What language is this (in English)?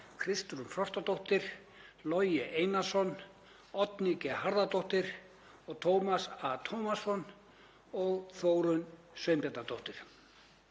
Icelandic